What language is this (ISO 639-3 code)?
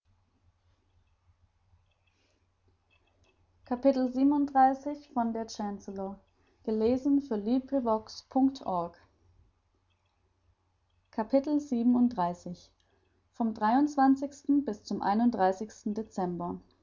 deu